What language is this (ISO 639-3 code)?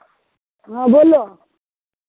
mai